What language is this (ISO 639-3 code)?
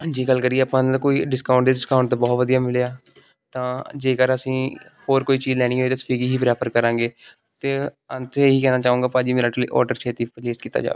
pan